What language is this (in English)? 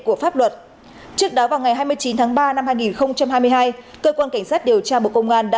Vietnamese